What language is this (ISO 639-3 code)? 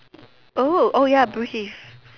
eng